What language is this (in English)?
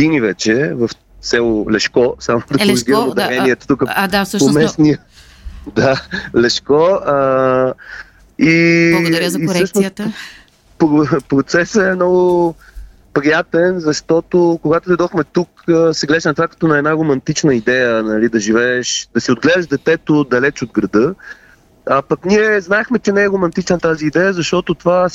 Bulgarian